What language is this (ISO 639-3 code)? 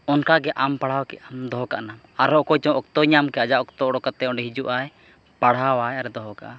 sat